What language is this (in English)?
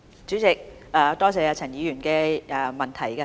Cantonese